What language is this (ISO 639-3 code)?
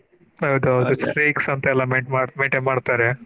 kan